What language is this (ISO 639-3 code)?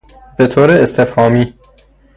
fas